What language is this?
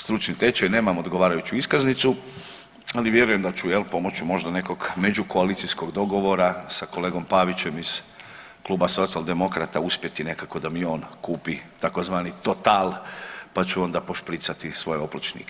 Croatian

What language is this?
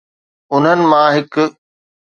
Sindhi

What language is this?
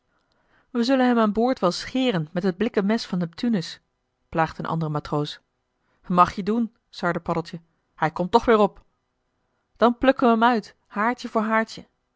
Dutch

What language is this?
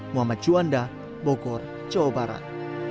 Indonesian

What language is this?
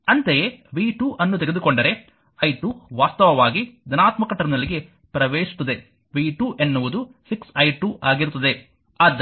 Kannada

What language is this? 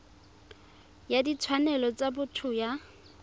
Tswana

